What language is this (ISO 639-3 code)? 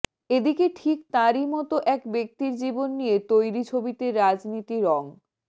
ben